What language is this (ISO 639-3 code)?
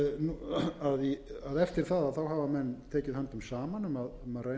isl